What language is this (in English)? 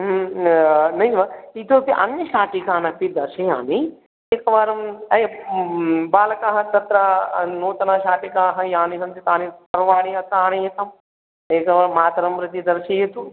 Sanskrit